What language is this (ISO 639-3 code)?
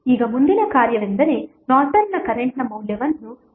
kan